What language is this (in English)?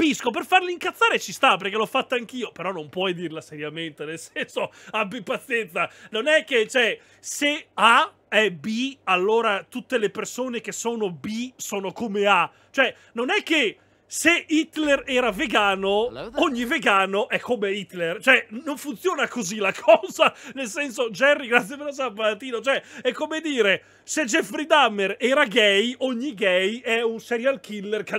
Italian